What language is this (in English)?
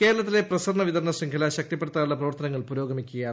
Malayalam